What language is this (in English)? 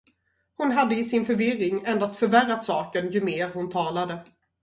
Swedish